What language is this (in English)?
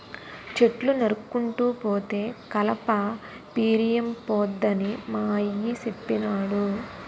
Telugu